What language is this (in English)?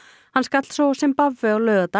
Icelandic